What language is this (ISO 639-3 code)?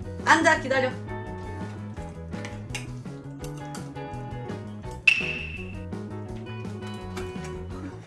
kor